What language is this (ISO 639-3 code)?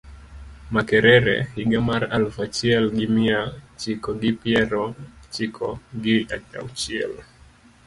luo